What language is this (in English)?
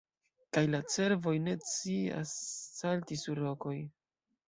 Esperanto